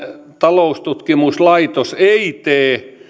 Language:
Finnish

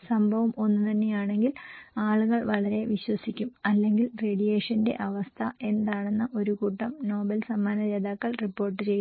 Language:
Malayalam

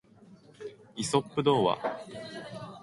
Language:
Japanese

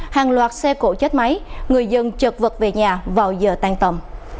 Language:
Vietnamese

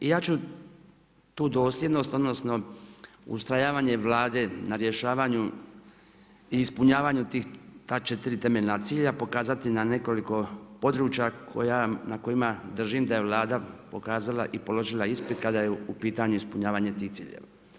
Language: Croatian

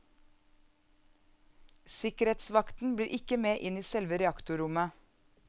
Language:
Norwegian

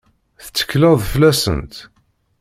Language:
Kabyle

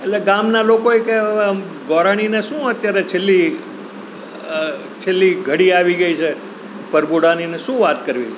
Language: Gujarati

